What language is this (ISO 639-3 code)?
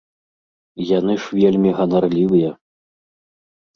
bel